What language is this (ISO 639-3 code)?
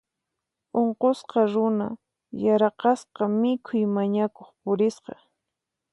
qxp